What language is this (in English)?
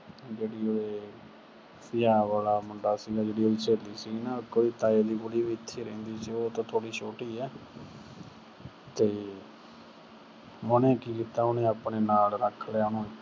Punjabi